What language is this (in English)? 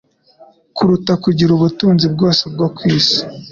Kinyarwanda